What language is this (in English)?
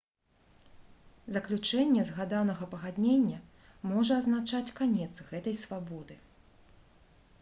Belarusian